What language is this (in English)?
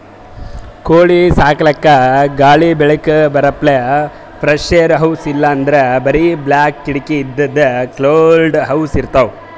Kannada